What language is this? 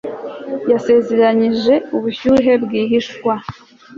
Kinyarwanda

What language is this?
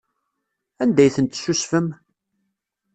Kabyle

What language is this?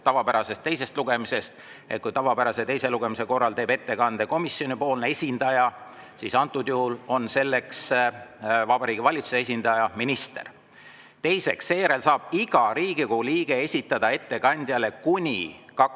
Estonian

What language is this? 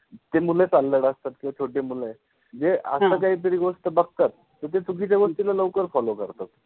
Marathi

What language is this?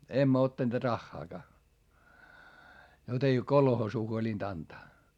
Finnish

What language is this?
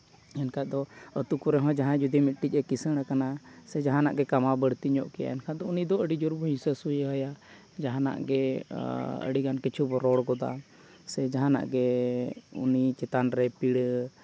Santali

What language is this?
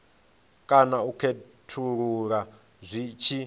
Venda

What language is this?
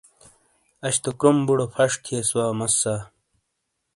Shina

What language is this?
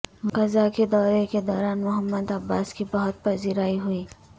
Urdu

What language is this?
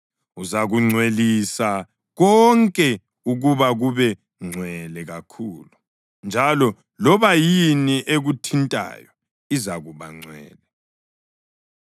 North Ndebele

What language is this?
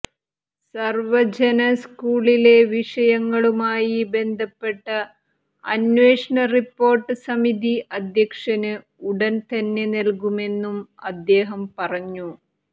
Malayalam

